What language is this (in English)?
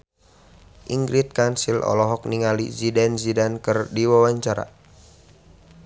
Sundanese